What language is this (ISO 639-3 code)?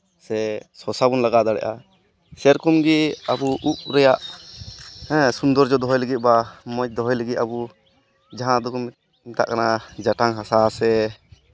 sat